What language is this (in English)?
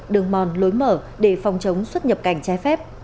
Vietnamese